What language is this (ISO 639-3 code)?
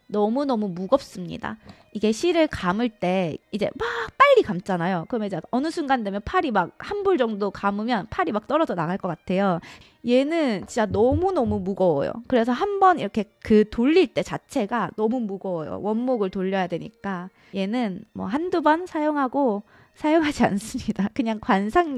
kor